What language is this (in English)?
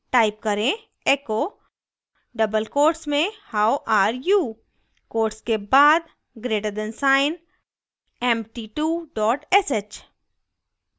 Hindi